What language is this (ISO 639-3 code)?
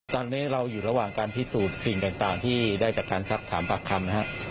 tha